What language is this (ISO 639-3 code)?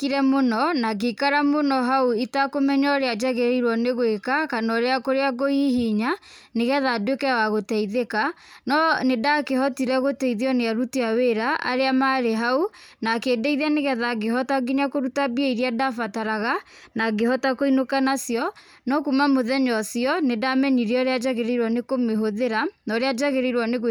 kik